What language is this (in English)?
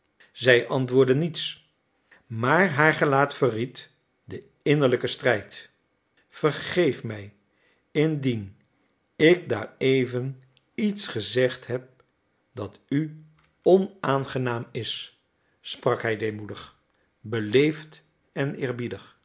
Dutch